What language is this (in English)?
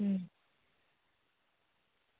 Gujarati